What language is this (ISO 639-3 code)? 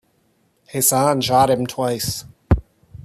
eng